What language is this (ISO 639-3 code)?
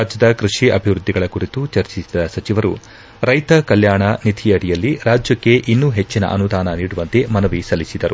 kan